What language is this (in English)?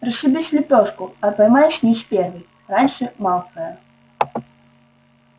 Russian